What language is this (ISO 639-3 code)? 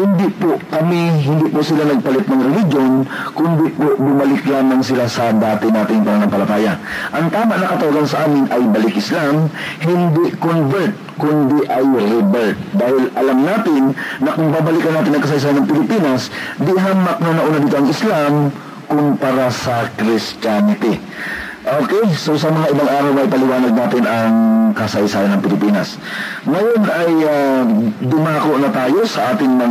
fil